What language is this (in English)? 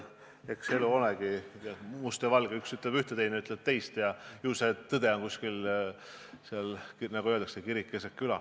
Estonian